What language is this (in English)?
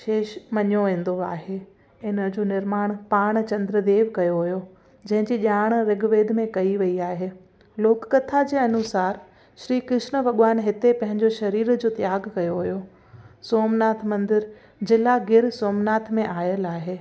Sindhi